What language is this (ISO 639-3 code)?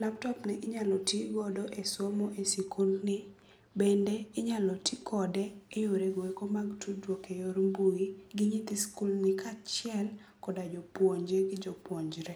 luo